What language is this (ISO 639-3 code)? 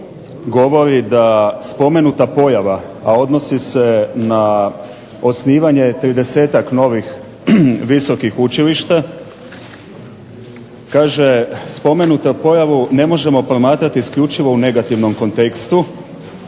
hrv